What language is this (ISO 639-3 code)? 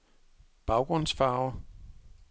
dan